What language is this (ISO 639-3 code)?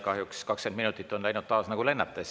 est